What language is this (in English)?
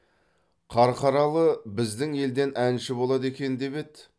Kazakh